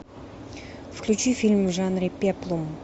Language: Russian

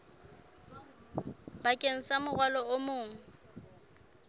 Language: Southern Sotho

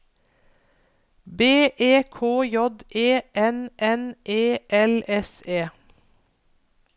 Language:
Norwegian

